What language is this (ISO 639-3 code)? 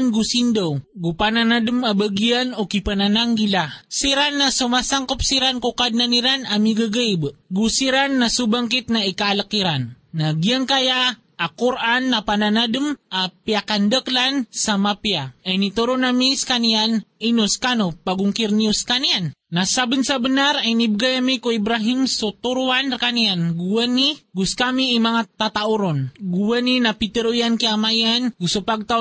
fil